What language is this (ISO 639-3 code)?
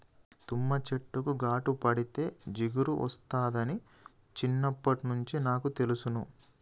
tel